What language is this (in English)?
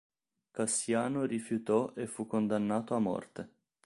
Italian